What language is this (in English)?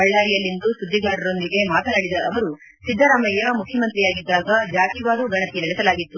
Kannada